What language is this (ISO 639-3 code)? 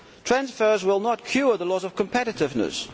eng